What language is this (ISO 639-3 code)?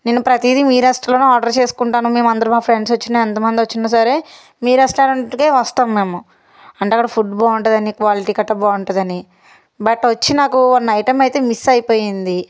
tel